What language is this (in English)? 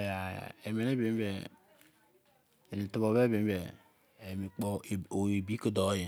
Izon